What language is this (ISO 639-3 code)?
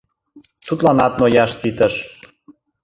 chm